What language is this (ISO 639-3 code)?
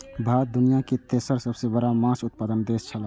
mai